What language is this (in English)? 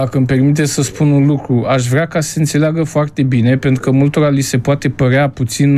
Romanian